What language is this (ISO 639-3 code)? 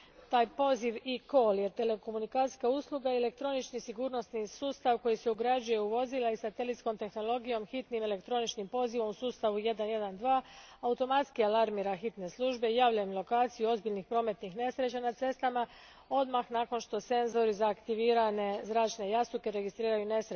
hrv